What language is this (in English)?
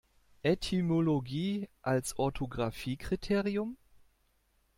German